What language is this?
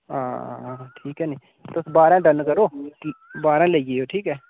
Dogri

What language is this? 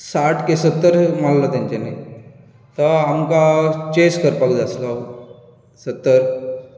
Konkani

